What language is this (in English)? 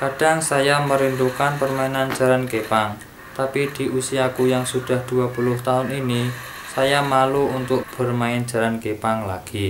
Indonesian